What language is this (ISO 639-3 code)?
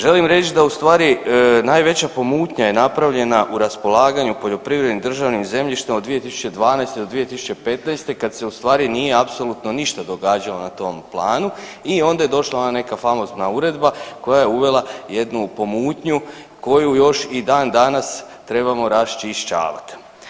hrv